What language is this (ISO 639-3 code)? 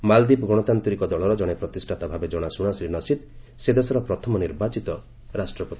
ori